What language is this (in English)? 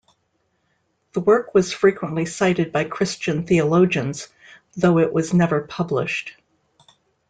English